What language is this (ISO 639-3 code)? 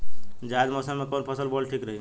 bho